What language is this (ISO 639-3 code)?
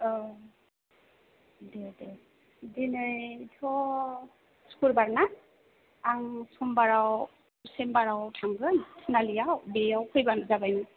brx